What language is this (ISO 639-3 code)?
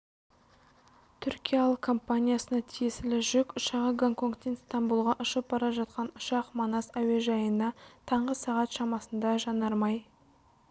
kaz